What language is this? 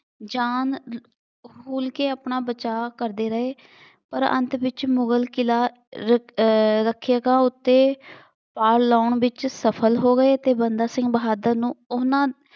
Punjabi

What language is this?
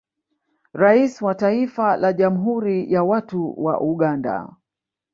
Swahili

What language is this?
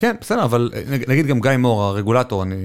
Hebrew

